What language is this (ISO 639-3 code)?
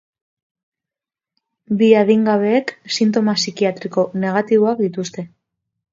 eus